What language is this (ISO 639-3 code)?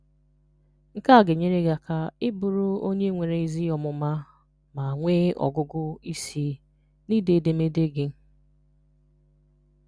ibo